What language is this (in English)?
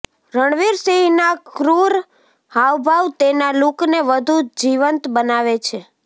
Gujarati